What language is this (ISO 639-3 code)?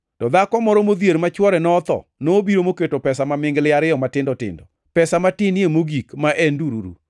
luo